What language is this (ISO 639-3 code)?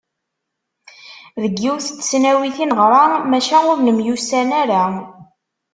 kab